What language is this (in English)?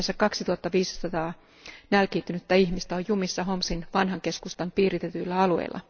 Finnish